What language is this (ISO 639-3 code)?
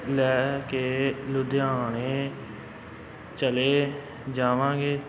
pan